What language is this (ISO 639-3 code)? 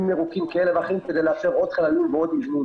heb